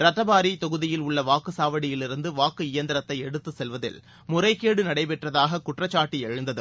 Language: Tamil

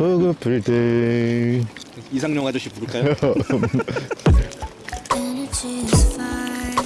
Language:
Korean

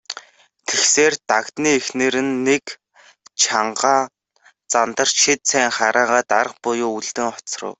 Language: Mongolian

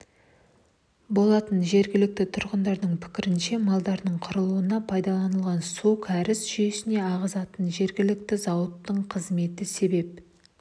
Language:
Kazakh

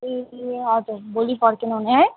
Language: Nepali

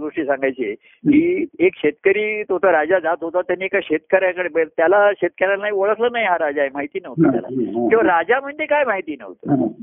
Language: Marathi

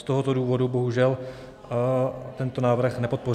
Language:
Czech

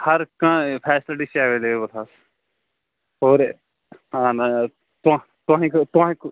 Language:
Kashmiri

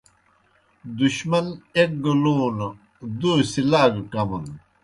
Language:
Kohistani Shina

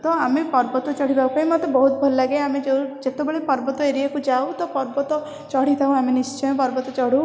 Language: Odia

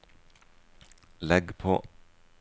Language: Norwegian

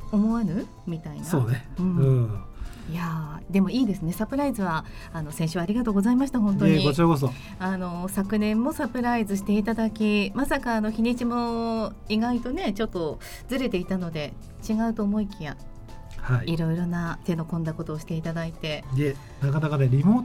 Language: Japanese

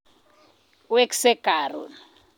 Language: Kalenjin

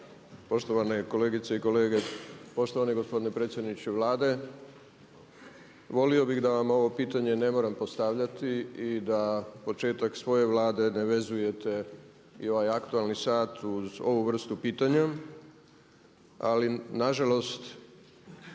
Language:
Croatian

